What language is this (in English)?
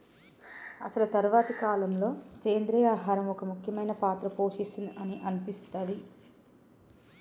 Telugu